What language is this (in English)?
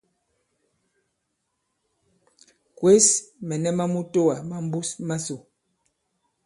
Bankon